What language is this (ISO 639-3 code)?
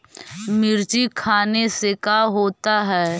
mag